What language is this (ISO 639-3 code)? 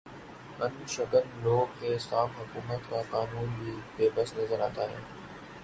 urd